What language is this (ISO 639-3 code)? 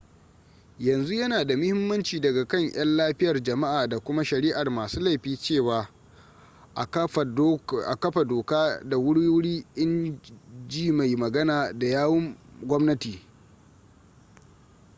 hau